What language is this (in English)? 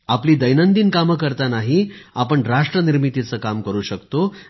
Marathi